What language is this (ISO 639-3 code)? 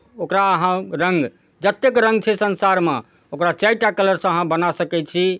mai